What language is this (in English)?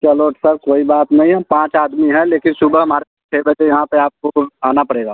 Hindi